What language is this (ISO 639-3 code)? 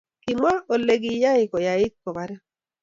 kln